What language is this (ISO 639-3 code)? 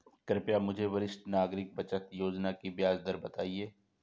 hin